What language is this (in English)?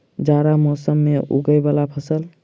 Maithili